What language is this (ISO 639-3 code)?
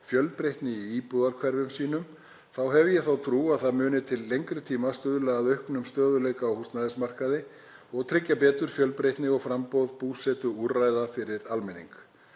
isl